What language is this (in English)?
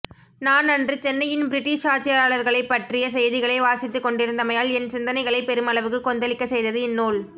Tamil